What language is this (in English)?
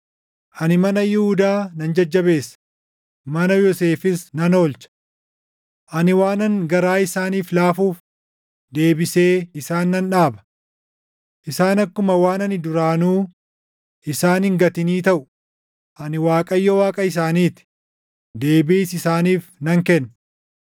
Oromo